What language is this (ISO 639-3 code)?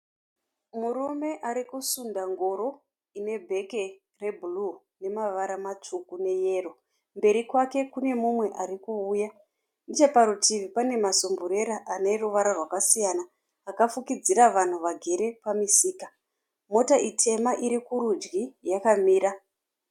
sna